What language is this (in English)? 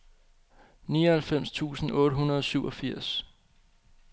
Danish